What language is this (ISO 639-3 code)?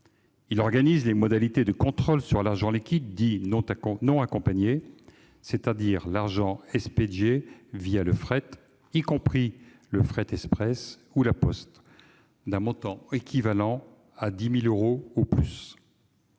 fra